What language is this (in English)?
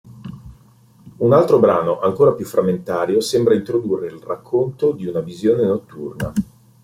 Italian